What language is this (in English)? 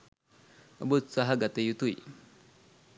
Sinhala